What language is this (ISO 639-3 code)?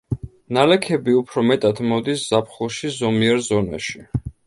kat